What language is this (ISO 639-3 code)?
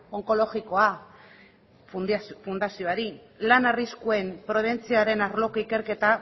eus